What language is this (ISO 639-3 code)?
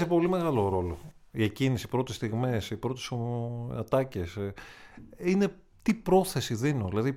ell